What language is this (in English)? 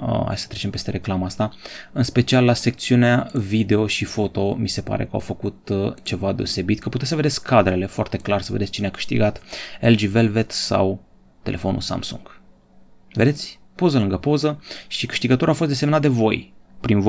Romanian